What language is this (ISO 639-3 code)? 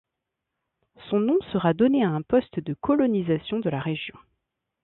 fra